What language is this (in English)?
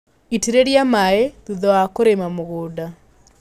Kikuyu